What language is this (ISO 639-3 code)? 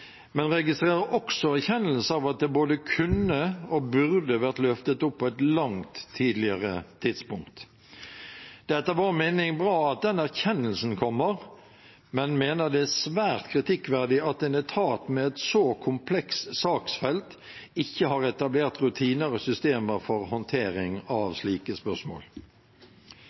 nob